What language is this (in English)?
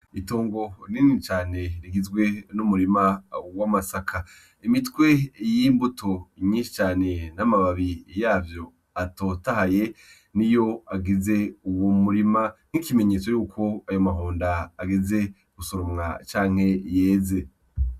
Rundi